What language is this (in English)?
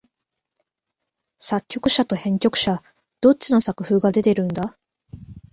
Japanese